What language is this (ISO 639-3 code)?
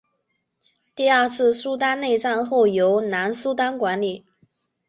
zho